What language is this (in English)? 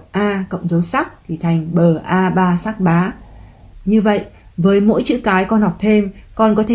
Vietnamese